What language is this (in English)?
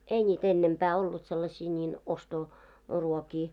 Finnish